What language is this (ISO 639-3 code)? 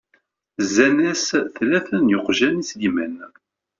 kab